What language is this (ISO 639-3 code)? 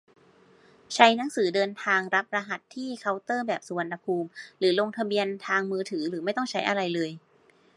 tha